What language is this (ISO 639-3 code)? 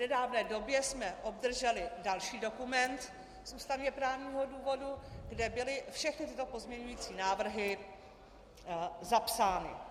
ces